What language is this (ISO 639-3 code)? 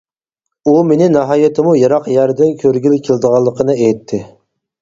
uig